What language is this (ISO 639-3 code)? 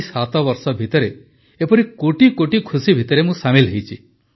ori